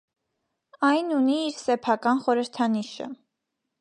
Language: Armenian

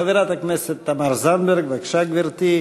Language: Hebrew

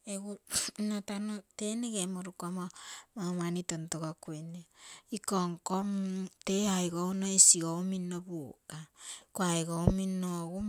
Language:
Terei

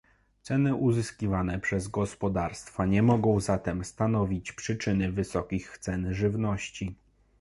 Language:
Polish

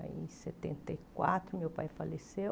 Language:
Portuguese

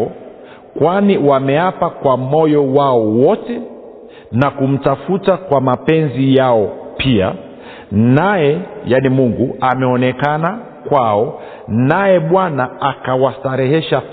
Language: Swahili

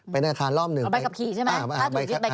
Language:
Thai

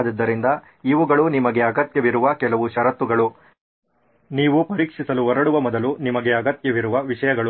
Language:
Kannada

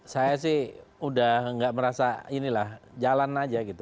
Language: Indonesian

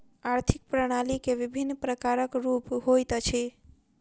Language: Maithili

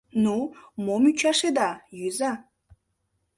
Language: Mari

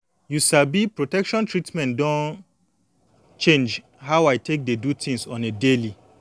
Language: Nigerian Pidgin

